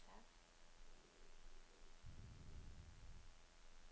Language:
Norwegian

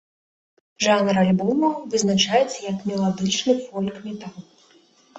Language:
Belarusian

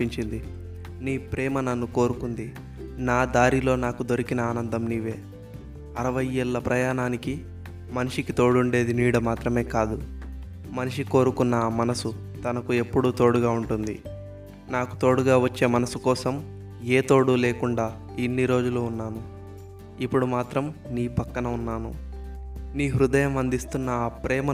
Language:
Telugu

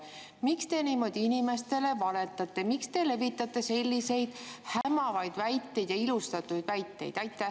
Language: Estonian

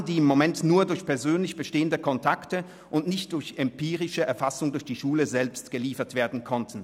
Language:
Swiss German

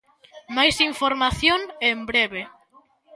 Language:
Galician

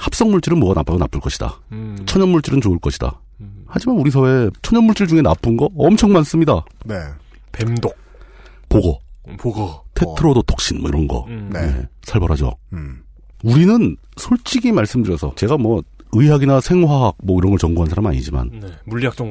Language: Korean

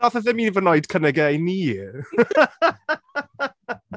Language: Welsh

